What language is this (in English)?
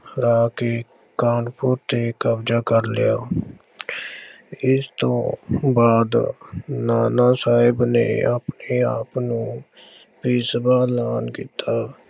Punjabi